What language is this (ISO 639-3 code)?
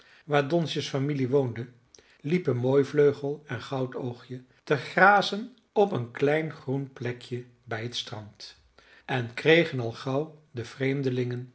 nld